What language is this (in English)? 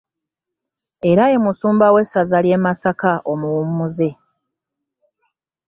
Ganda